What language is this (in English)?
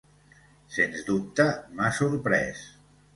Catalan